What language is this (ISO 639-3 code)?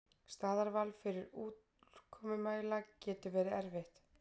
isl